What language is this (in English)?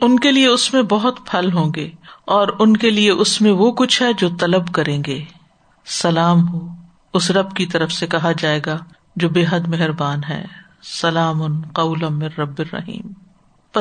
Urdu